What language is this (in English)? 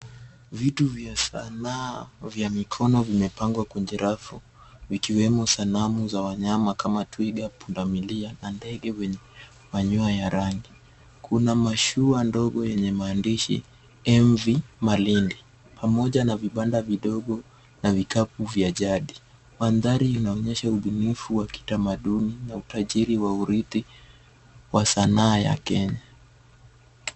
Swahili